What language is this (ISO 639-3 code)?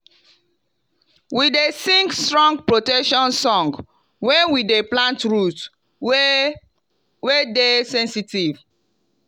pcm